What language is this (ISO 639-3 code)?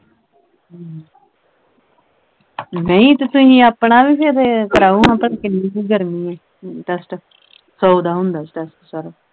pan